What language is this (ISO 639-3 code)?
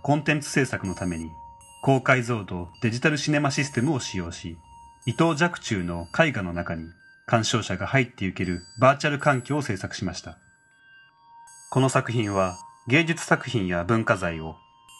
jpn